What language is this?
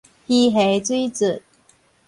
Min Nan Chinese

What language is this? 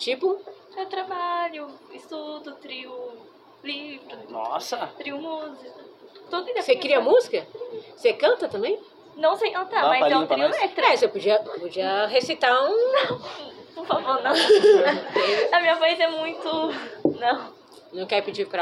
Portuguese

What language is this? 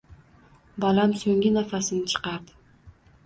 Uzbek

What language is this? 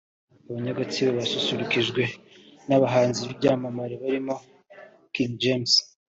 Kinyarwanda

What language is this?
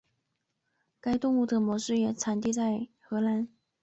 Chinese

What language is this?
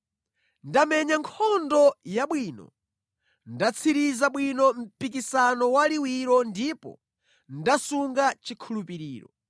Nyanja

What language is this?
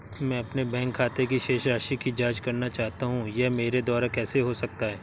Hindi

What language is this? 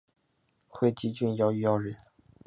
Chinese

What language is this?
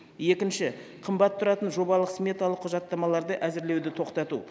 Kazakh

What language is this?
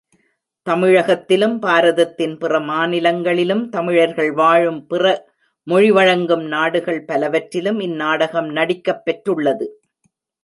Tamil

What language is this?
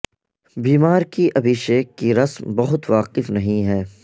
Urdu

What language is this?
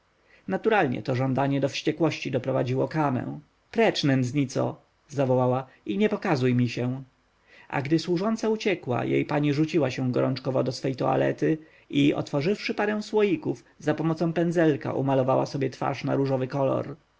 Polish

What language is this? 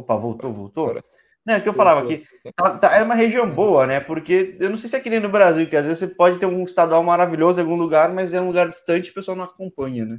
Portuguese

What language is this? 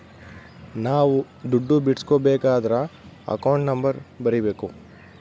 Kannada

